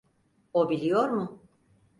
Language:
Turkish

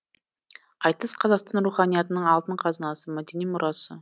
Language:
Kazakh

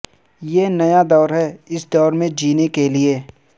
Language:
Urdu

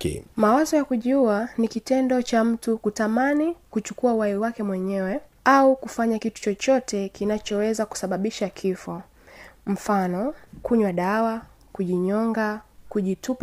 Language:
Swahili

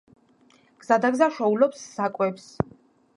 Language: Georgian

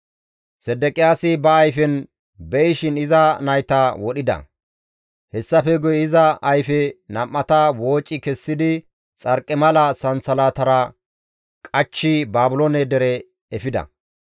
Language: Gamo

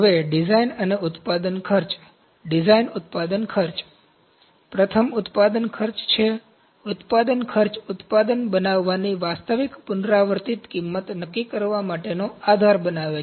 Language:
Gujarati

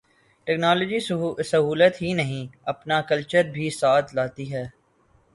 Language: Urdu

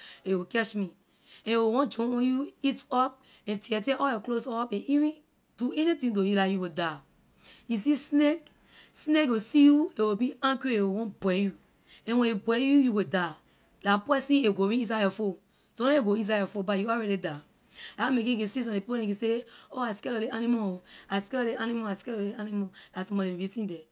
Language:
Liberian English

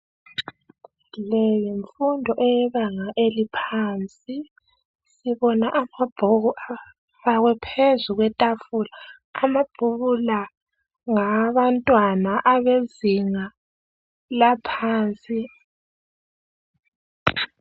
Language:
North Ndebele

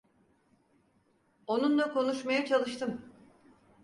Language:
Turkish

